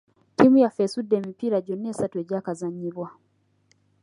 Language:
Ganda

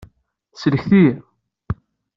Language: Kabyle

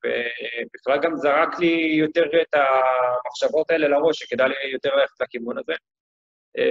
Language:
Hebrew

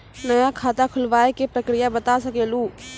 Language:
Maithili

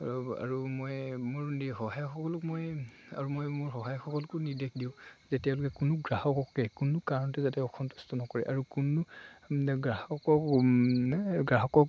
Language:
Assamese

